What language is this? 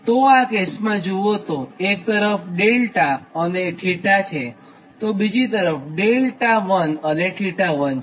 Gujarati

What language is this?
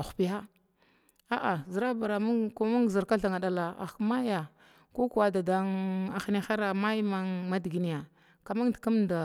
Glavda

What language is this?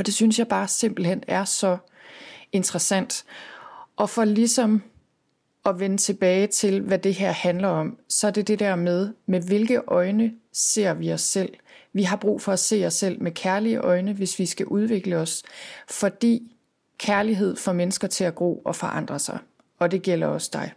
Danish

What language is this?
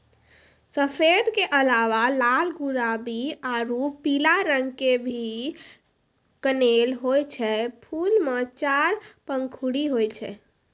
Maithili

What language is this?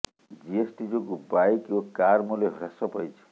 Odia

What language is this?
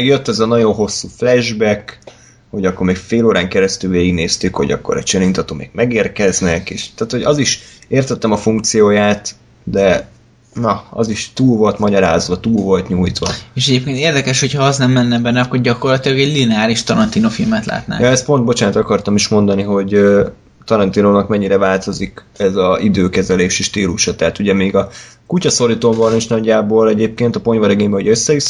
Hungarian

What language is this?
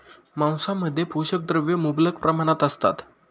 Marathi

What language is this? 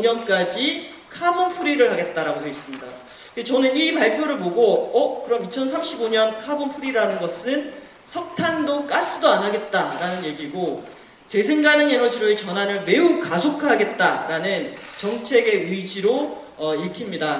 Korean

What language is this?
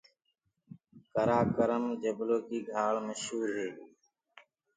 Gurgula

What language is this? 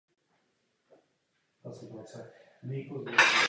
Czech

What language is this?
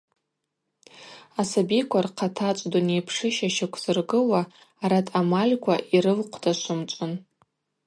Abaza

